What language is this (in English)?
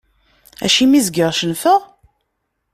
Kabyle